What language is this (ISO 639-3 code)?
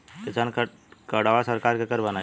bho